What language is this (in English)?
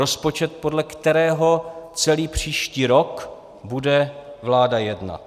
Czech